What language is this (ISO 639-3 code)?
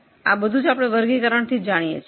guj